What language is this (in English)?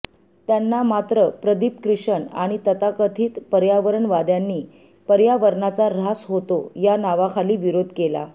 Marathi